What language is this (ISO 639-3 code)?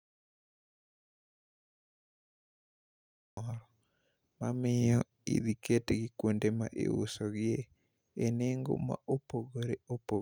luo